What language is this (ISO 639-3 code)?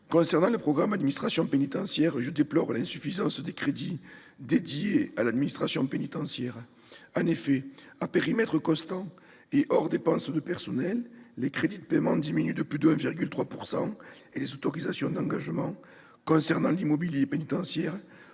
fra